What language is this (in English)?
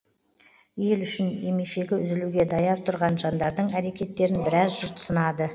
Kazakh